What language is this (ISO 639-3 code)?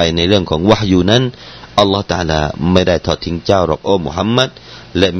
tha